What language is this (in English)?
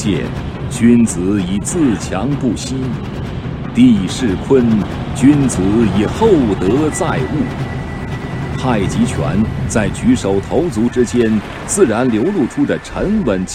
Chinese